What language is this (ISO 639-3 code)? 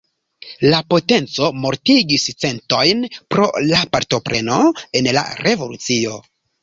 epo